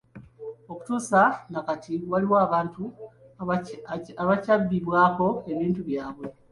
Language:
Ganda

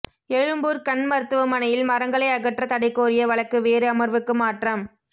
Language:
Tamil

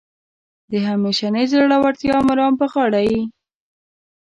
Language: Pashto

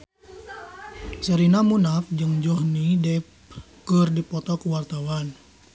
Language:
Sundanese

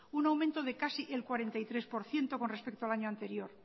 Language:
Spanish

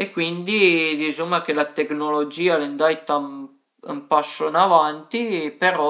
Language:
Piedmontese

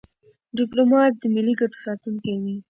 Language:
Pashto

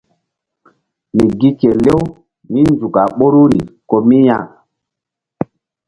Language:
Mbum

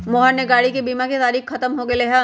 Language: Magahi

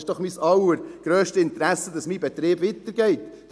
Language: Swiss German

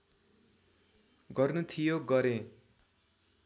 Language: Nepali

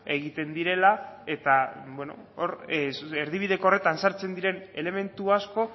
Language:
Basque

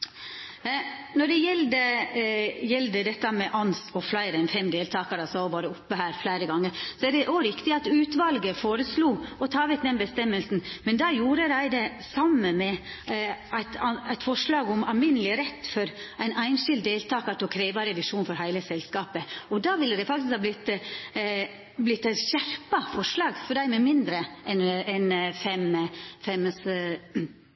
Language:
Norwegian Nynorsk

